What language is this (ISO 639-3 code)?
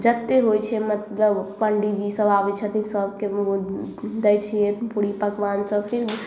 mai